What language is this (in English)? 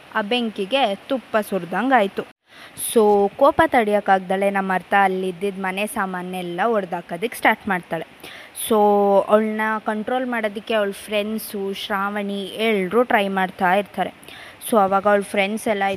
Kannada